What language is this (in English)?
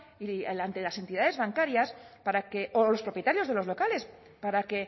Spanish